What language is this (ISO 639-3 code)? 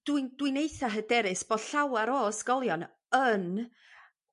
cym